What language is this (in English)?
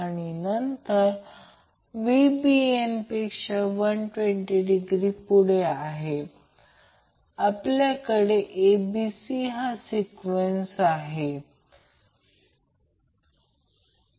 Marathi